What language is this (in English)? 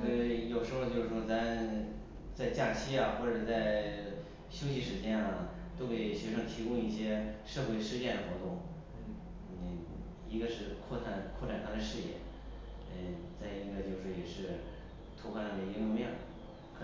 Chinese